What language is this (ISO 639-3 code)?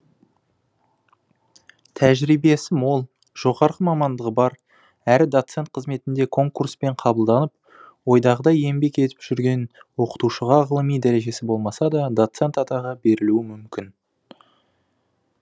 kaz